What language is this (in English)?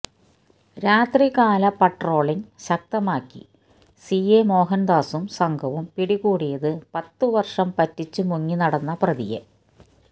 Malayalam